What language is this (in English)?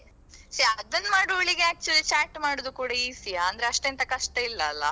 Kannada